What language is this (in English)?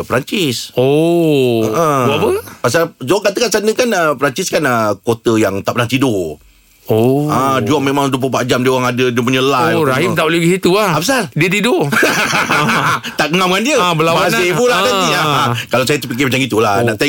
Malay